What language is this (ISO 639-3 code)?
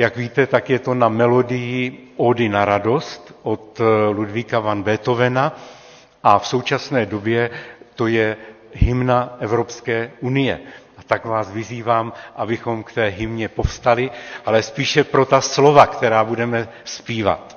ces